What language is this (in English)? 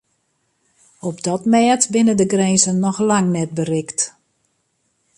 Western Frisian